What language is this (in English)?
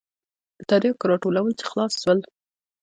Pashto